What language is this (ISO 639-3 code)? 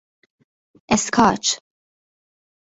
fas